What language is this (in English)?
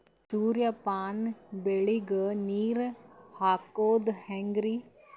Kannada